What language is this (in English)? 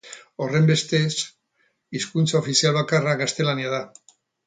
Basque